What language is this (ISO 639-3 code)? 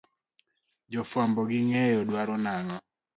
luo